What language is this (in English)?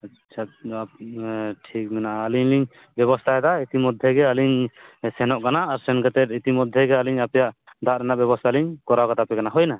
Santali